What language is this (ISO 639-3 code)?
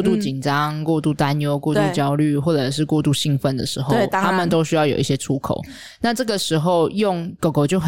zho